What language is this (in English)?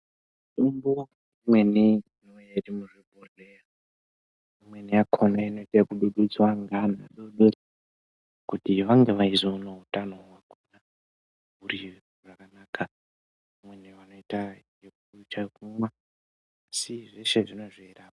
Ndau